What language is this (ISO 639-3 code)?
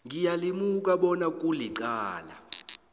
nbl